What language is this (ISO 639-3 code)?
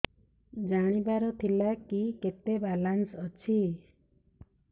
ori